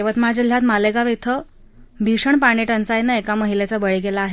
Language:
Marathi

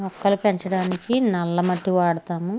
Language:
Telugu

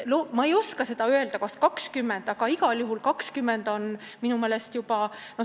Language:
Estonian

